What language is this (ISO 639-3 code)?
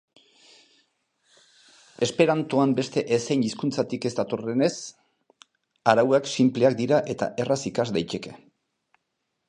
eus